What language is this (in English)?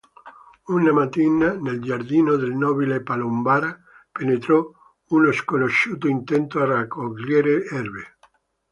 Italian